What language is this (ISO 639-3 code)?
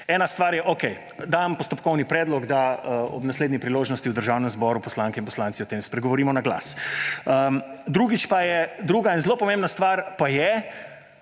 slv